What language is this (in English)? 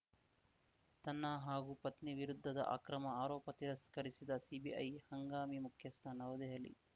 Kannada